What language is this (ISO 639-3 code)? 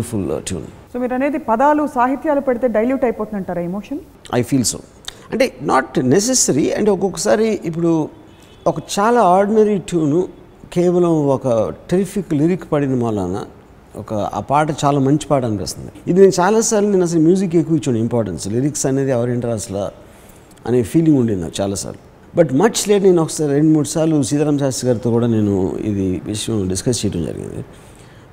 tel